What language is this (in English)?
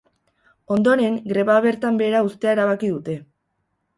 Basque